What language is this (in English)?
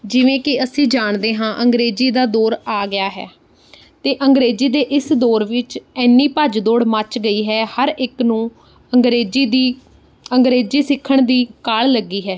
Punjabi